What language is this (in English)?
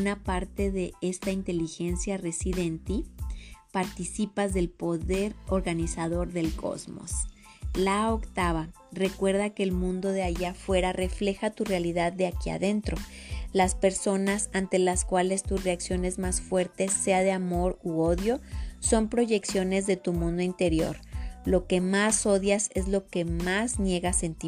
Spanish